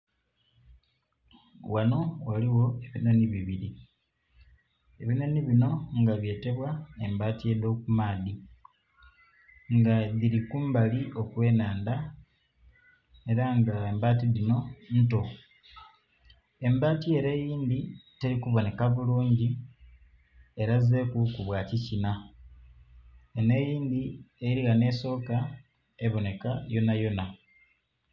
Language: Soga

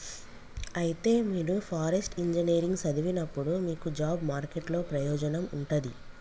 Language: Telugu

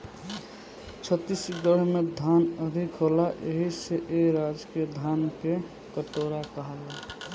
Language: Bhojpuri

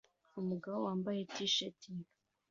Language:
Kinyarwanda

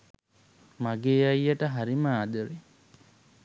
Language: Sinhala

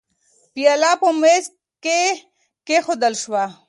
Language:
Pashto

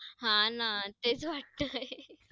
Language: Marathi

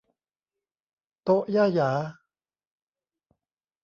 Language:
Thai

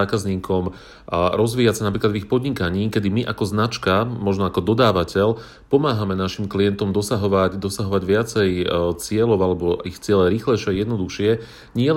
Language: Slovak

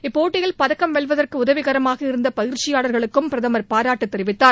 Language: Tamil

